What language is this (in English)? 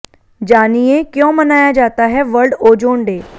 Hindi